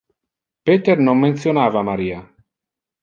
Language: Interlingua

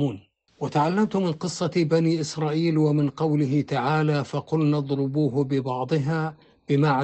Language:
Arabic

